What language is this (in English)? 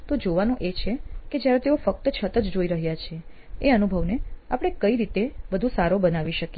Gujarati